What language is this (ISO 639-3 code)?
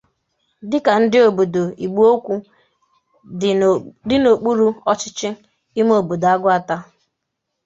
ibo